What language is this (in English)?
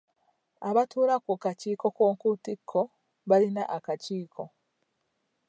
Ganda